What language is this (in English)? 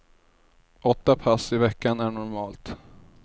Swedish